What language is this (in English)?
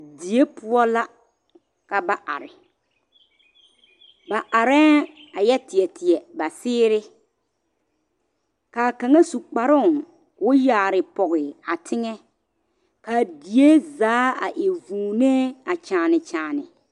Southern Dagaare